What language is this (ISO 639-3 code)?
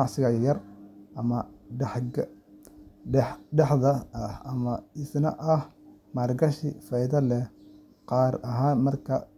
som